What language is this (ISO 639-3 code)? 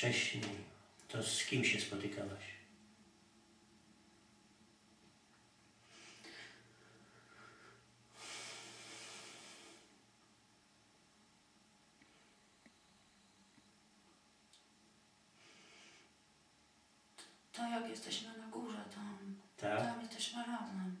pol